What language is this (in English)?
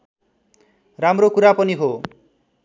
Nepali